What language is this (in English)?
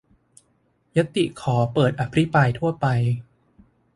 Thai